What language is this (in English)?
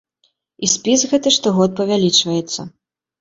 Belarusian